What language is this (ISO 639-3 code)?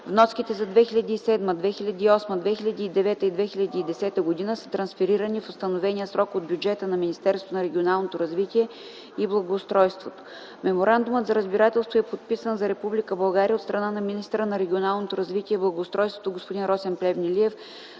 bul